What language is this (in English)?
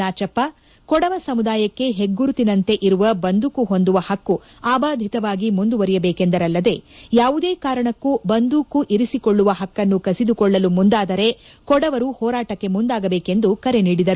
Kannada